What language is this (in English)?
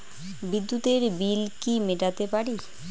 Bangla